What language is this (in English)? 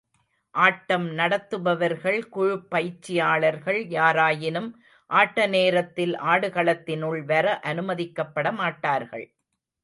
Tamil